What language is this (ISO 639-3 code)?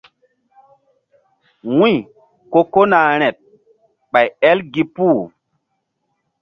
mdd